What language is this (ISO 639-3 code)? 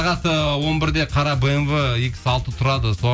kaz